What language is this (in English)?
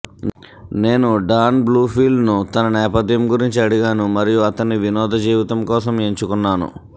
Telugu